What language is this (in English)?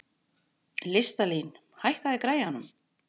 Icelandic